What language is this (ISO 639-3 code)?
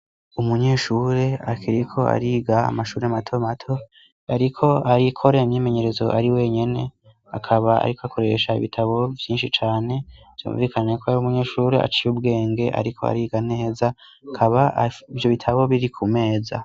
run